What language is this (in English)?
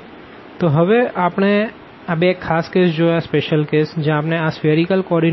Gujarati